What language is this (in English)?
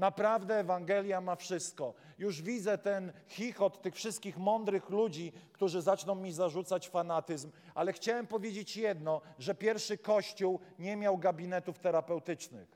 Polish